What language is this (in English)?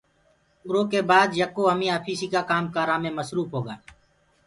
Gurgula